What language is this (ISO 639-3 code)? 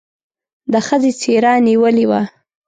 pus